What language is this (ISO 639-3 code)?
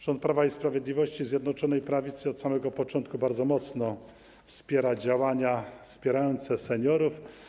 pol